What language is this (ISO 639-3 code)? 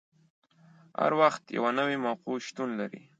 pus